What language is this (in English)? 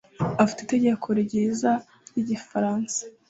Kinyarwanda